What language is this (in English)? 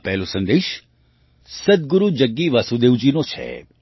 Gujarati